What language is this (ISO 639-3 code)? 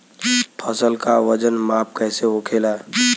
bho